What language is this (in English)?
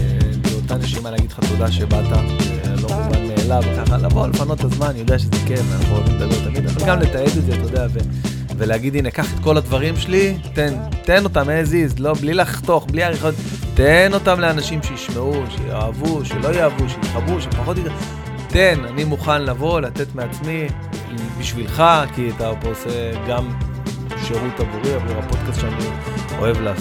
Hebrew